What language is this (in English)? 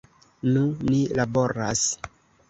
Esperanto